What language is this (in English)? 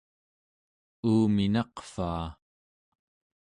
Central Yupik